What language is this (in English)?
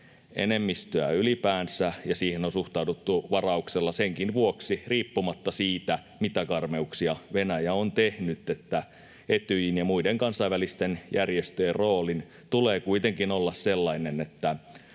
Finnish